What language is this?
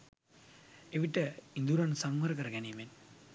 Sinhala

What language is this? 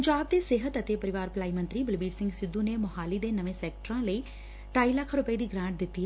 Punjabi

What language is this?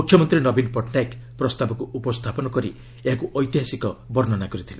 Odia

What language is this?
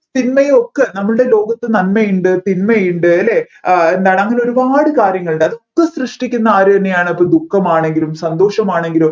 Malayalam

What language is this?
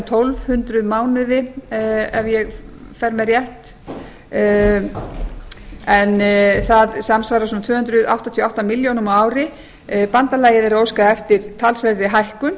Icelandic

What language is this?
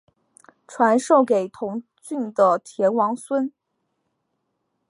Chinese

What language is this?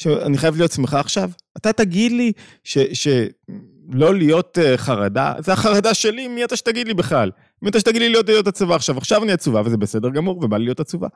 Hebrew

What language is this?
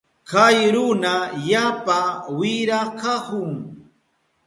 Southern Pastaza Quechua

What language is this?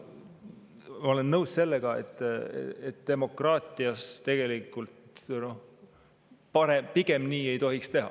Estonian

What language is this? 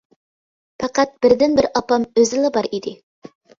Uyghur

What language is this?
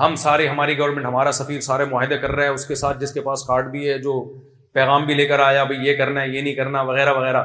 Urdu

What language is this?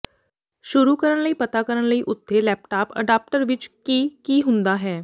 Punjabi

